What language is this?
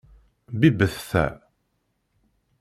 Kabyle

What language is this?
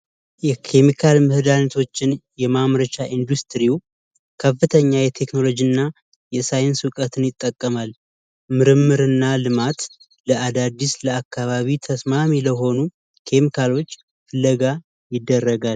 Amharic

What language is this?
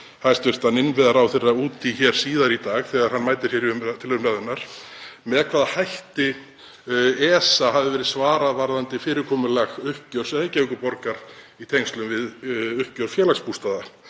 Icelandic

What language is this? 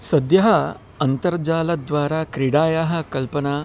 Sanskrit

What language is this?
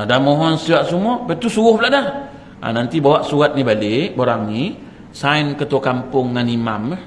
Malay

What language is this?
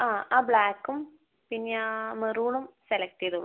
Malayalam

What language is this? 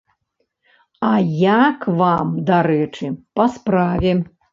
Belarusian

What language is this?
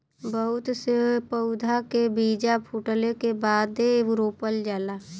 Bhojpuri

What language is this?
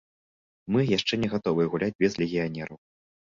Belarusian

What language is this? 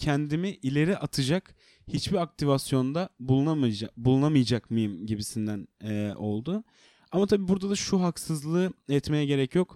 Turkish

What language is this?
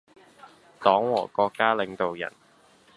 Cantonese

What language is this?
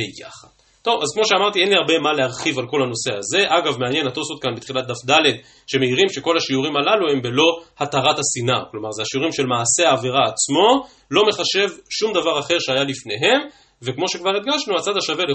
Hebrew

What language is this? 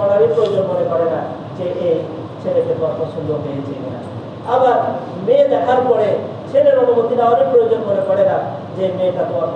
Bangla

